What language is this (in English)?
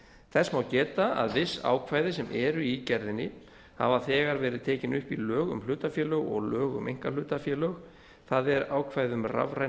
Icelandic